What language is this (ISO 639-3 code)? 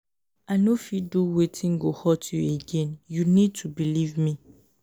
pcm